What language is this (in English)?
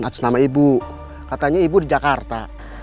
Indonesian